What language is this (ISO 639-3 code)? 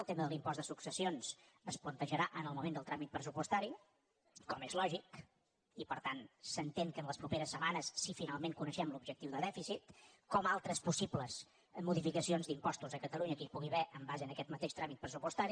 cat